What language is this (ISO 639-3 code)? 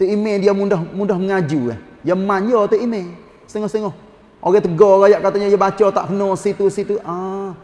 msa